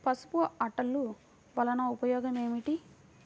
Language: Telugu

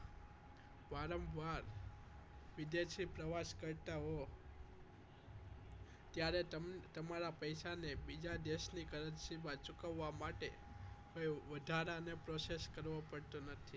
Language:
Gujarati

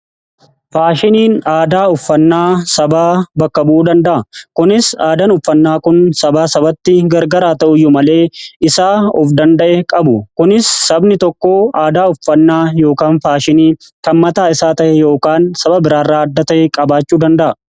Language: Oromo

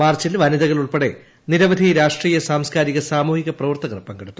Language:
Malayalam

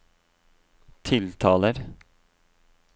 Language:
Norwegian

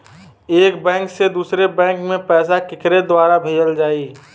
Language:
Bhojpuri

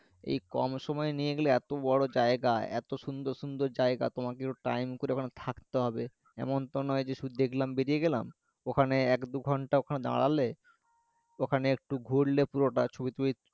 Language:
Bangla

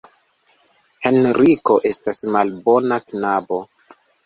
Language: Esperanto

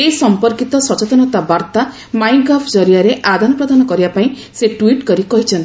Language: Odia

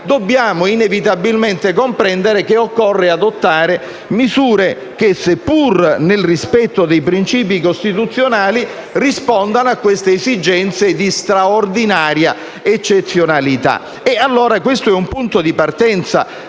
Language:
Italian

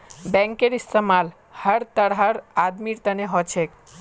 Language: Magahi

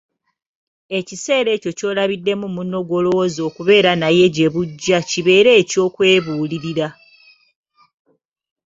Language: Ganda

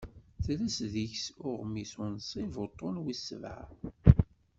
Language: Kabyle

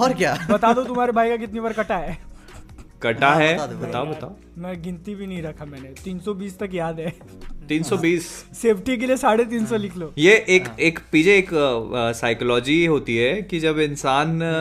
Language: Hindi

